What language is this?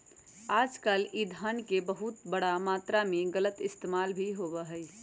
Magahi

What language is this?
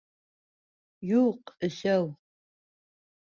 Bashkir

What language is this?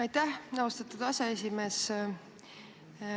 Estonian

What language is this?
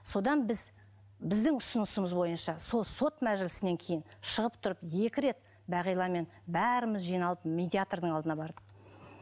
Kazakh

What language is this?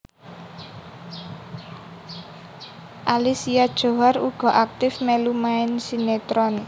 Javanese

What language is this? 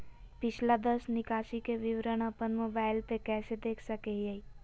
Magahi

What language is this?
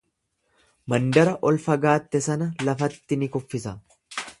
Oromo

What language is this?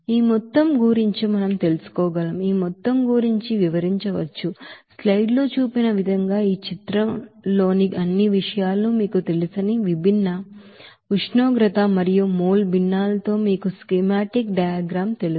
Telugu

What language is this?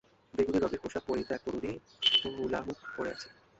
Bangla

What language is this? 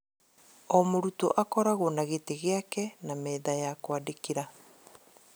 Kikuyu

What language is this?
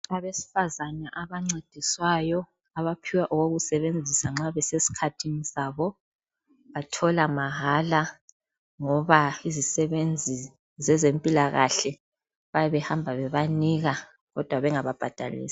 North Ndebele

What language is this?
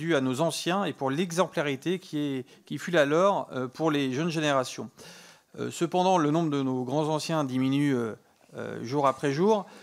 French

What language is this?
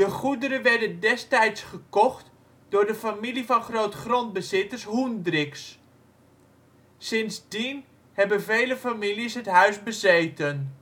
Dutch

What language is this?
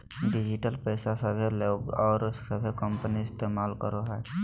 Magahi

